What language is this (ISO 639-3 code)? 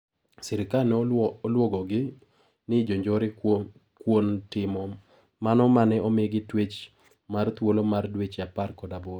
luo